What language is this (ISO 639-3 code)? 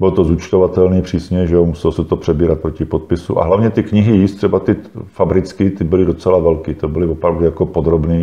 ces